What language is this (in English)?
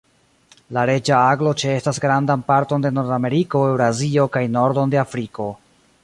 Esperanto